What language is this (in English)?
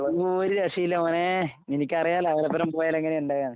Malayalam